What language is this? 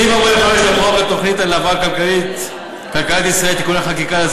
Hebrew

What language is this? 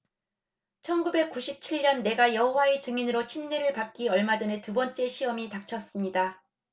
Korean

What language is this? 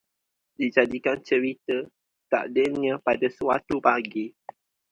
Malay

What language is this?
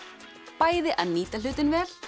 Icelandic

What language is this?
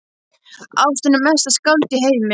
Icelandic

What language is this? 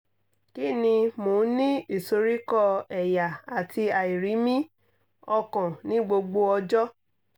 Yoruba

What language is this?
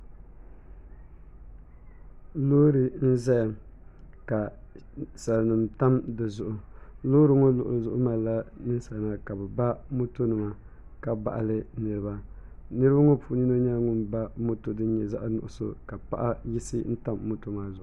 Dagbani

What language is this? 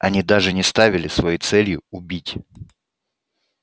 Russian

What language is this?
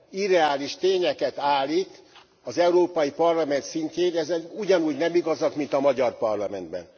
Hungarian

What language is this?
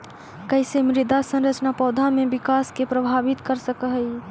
Magahi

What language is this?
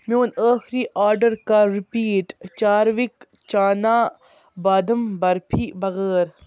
Kashmiri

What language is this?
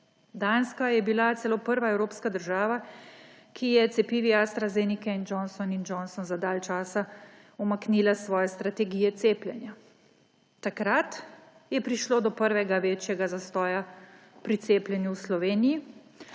Slovenian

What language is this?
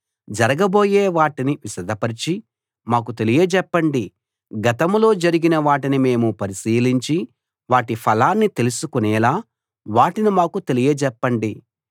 Telugu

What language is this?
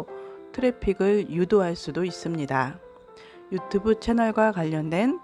Korean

